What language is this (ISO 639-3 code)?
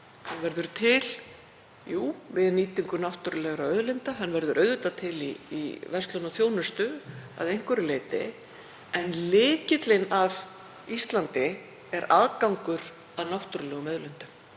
isl